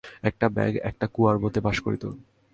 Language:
Bangla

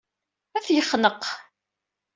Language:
Kabyle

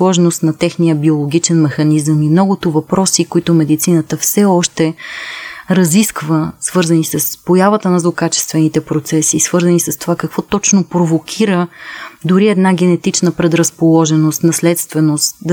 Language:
Bulgarian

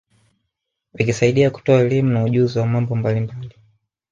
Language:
Swahili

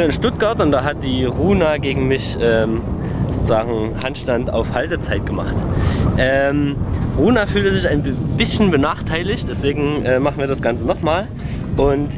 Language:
German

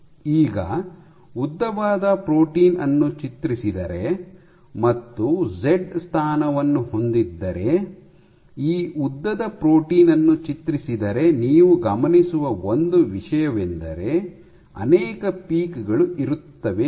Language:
Kannada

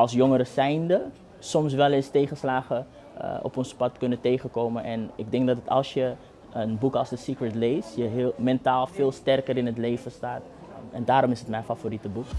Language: Dutch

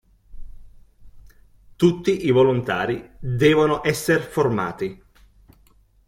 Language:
Italian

